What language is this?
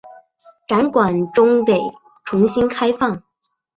Chinese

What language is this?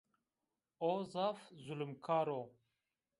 Zaza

